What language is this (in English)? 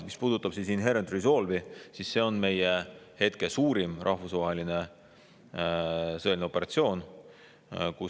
Estonian